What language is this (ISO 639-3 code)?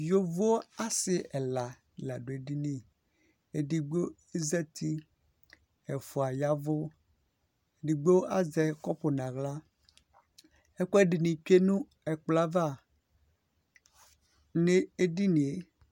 kpo